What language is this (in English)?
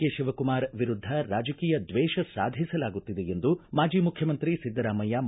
Kannada